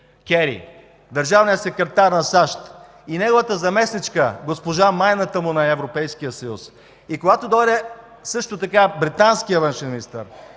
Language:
Bulgarian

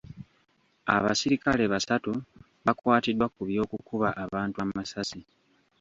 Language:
Ganda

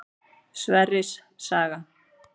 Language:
Icelandic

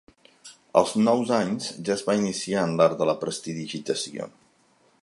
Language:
Catalan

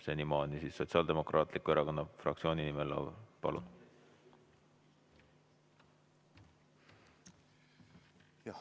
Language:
Estonian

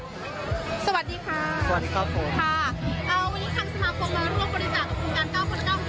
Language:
Thai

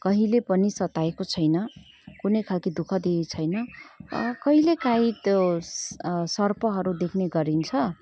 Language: Nepali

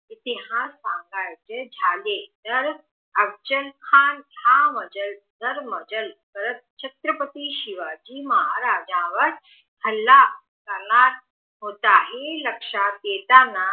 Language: Marathi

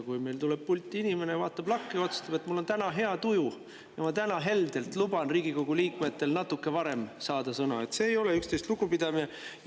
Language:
Estonian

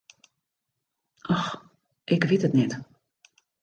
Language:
Western Frisian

